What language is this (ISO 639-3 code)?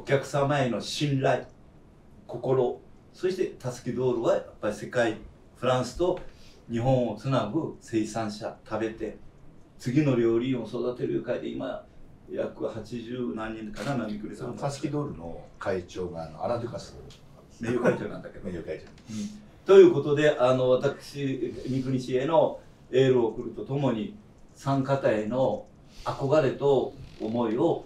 jpn